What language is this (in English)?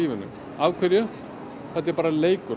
Icelandic